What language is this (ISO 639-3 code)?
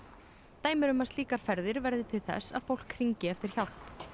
isl